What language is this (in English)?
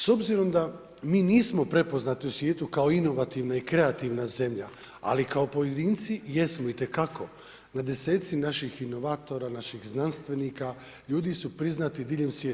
Croatian